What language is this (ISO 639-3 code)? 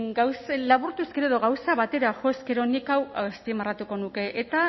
eus